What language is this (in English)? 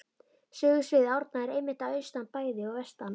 Icelandic